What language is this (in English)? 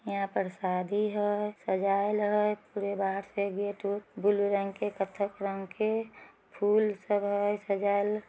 Magahi